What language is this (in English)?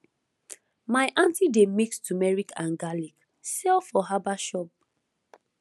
Nigerian Pidgin